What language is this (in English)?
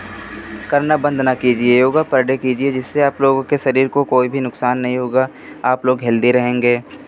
Hindi